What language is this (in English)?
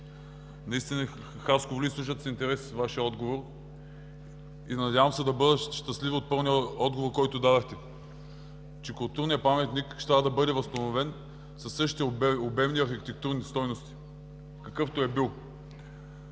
Bulgarian